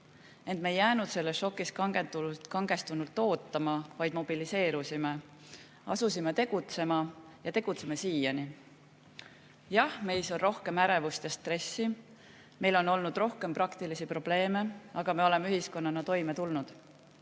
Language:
Estonian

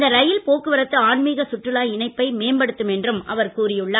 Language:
Tamil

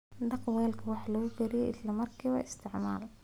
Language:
Somali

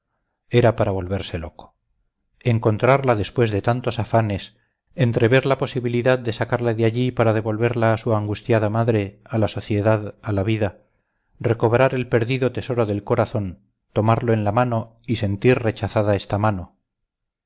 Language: Spanish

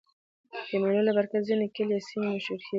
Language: Pashto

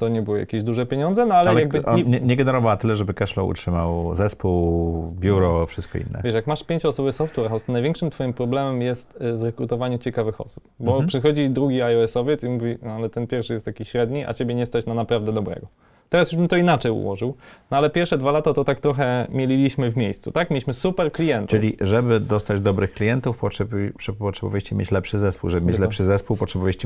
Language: Polish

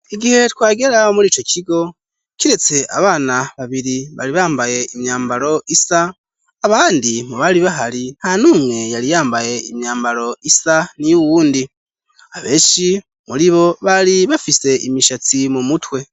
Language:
Rundi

